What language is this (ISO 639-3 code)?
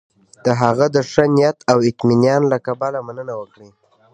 pus